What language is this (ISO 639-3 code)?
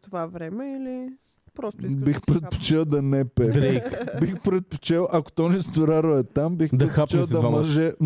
bul